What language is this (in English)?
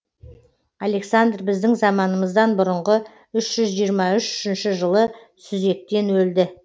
Kazakh